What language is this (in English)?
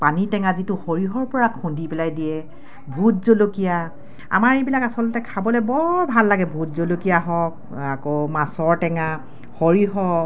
Assamese